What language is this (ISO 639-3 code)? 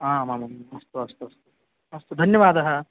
san